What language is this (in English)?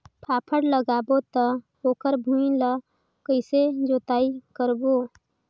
Chhattisgarhi